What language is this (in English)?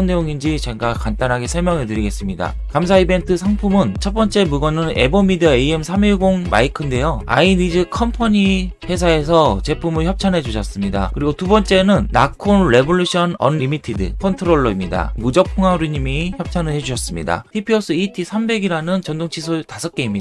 Korean